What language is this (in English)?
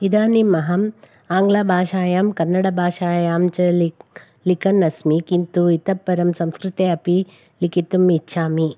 Sanskrit